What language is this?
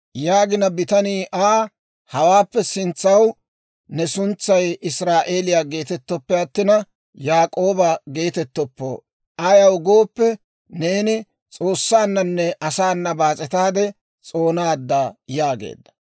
Dawro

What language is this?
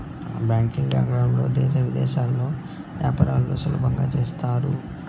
Telugu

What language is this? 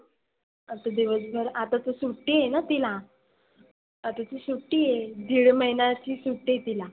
Marathi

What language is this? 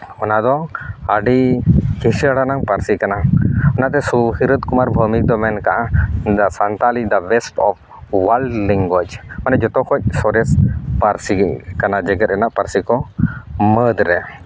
Santali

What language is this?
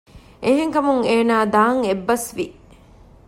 Divehi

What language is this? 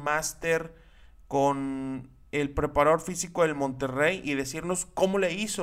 Spanish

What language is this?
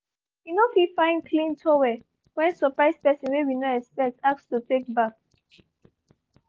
Nigerian Pidgin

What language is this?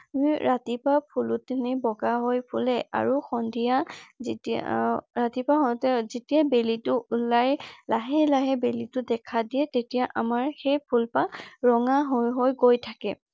Assamese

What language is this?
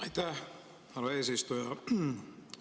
Estonian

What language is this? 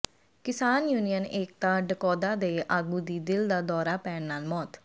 Punjabi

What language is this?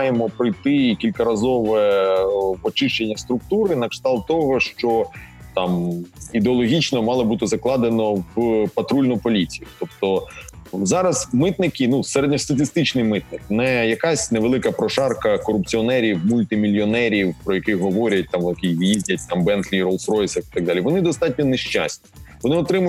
Ukrainian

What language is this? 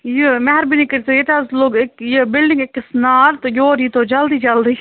Kashmiri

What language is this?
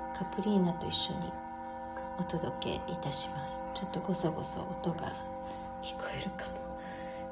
Japanese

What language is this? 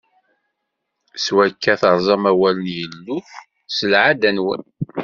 Kabyle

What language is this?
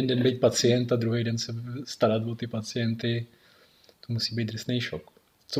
Czech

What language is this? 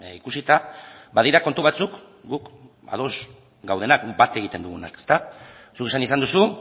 Basque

